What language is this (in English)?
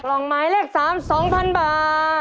Thai